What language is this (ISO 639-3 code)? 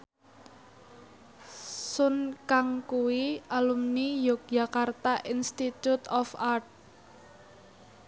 jav